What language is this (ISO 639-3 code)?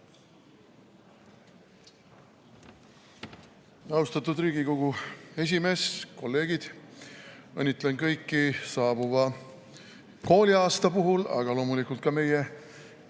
est